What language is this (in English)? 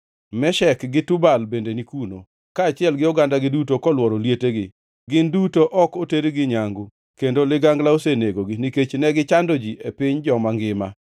Luo (Kenya and Tanzania)